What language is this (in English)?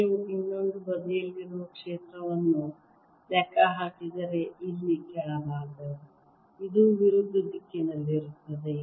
Kannada